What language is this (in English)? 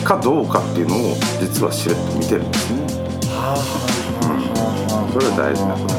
Japanese